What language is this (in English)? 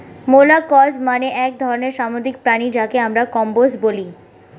Bangla